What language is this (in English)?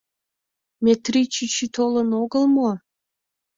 Mari